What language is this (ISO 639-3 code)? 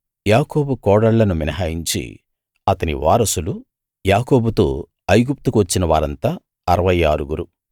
tel